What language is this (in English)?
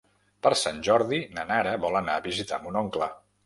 Catalan